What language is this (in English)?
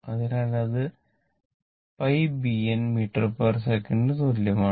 Malayalam